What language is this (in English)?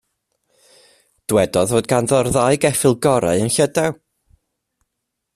Welsh